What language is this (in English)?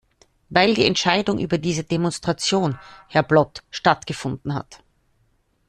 German